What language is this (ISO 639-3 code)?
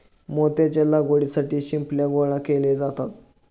mar